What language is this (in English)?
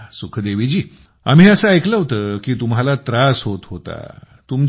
Marathi